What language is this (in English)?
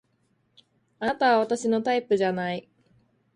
Japanese